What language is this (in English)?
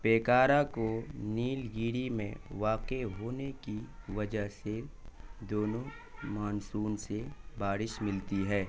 Urdu